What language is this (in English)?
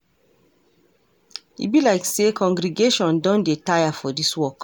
Nigerian Pidgin